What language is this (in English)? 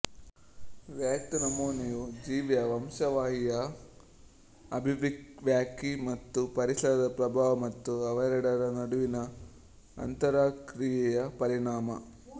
Kannada